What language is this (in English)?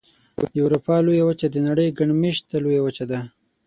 Pashto